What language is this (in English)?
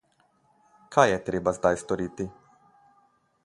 Slovenian